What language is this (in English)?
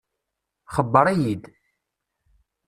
Kabyle